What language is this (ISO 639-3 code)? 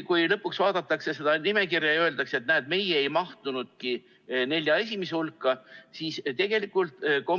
est